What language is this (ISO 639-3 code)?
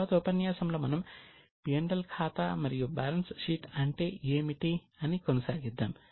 tel